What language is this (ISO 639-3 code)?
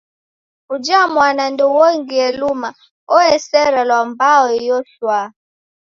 dav